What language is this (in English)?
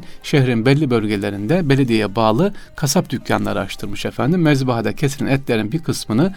Turkish